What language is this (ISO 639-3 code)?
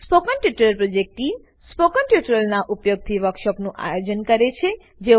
guj